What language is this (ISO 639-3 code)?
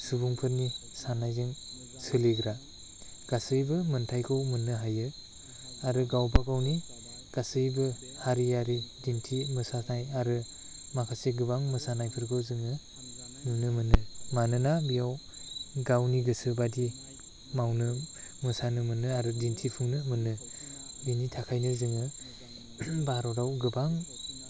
brx